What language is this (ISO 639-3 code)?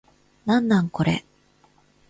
jpn